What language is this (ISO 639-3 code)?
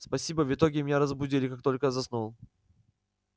rus